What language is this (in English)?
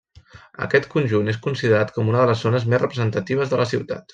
Catalan